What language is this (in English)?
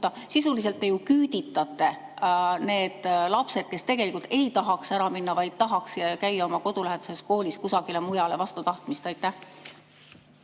Estonian